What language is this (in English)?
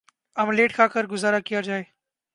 Urdu